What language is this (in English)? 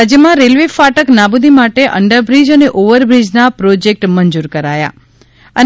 Gujarati